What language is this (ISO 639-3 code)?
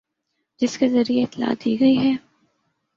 urd